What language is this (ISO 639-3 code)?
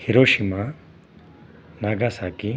san